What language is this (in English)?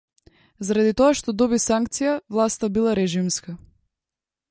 Macedonian